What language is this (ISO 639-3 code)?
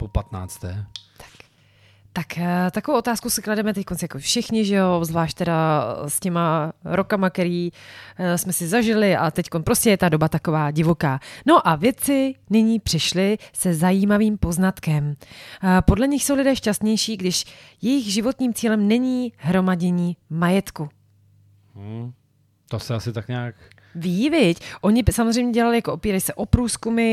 ces